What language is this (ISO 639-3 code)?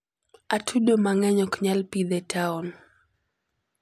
luo